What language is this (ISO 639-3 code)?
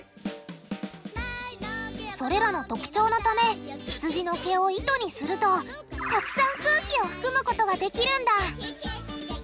jpn